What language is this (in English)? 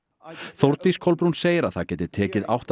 Icelandic